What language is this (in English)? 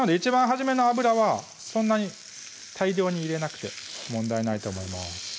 Japanese